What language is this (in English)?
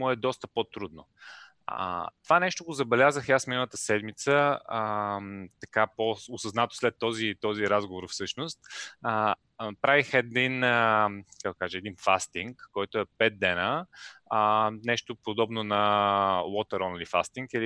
Bulgarian